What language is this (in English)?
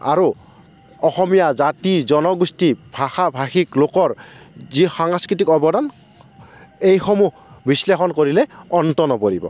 Assamese